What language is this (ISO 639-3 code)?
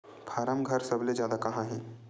hne